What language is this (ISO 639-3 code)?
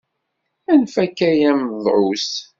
kab